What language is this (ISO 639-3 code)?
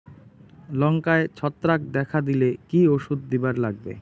ben